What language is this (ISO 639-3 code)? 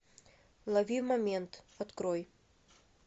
rus